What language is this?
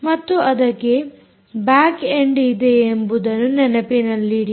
Kannada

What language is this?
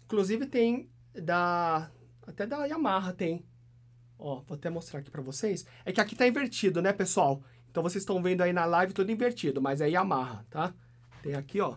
Portuguese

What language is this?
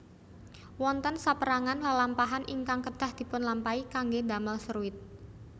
Javanese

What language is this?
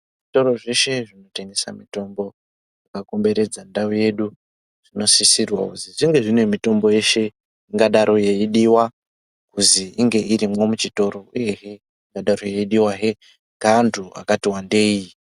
Ndau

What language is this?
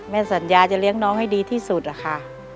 Thai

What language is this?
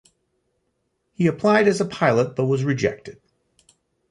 English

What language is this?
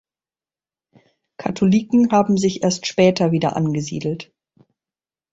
German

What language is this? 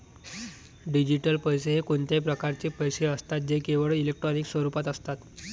Marathi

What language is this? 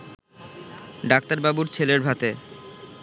Bangla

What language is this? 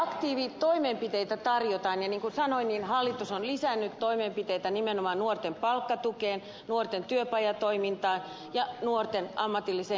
Finnish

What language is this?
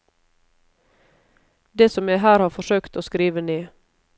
Norwegian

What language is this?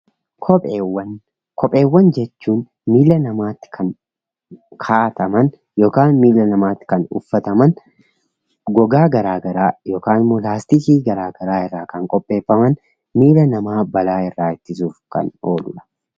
Oromo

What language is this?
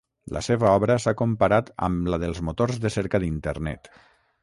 Catalan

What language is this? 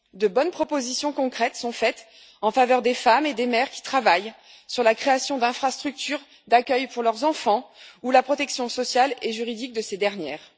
French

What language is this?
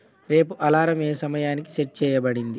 Telugu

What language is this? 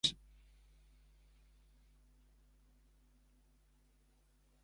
Georgian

